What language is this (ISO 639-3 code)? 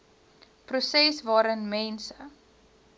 afr